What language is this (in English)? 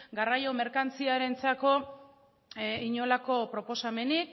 Basque